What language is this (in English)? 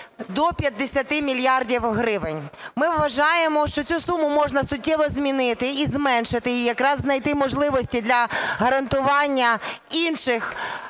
Ukrainian